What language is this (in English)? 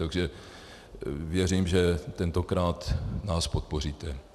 Czech